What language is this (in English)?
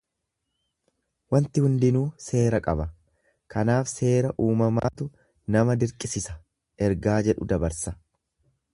Oromo